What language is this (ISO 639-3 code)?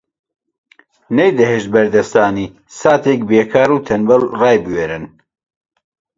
ckb